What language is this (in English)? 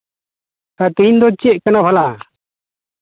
Santali